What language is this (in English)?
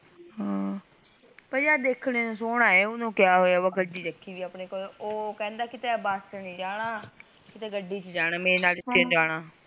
Punjabi